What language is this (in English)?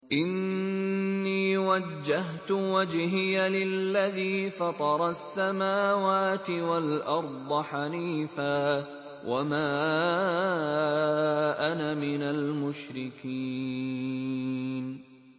Arabic